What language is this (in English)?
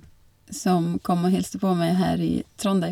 Norwegian